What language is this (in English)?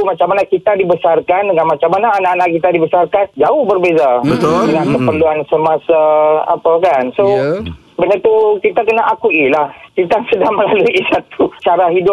Malay